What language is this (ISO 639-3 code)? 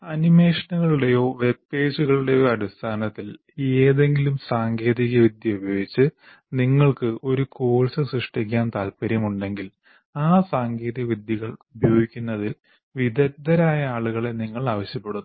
mal